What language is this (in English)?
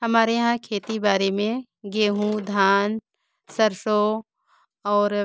Hindi